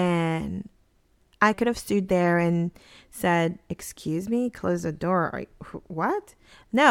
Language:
English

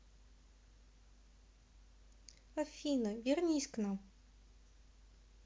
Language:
Russian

